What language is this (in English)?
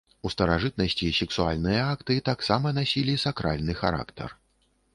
Belarusian